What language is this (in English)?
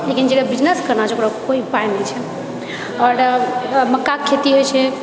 Maithili